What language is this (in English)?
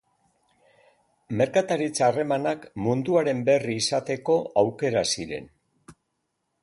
Basque